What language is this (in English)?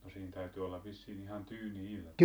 Finnish